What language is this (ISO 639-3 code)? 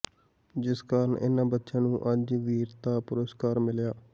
pan